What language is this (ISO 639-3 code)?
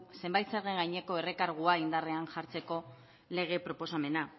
eus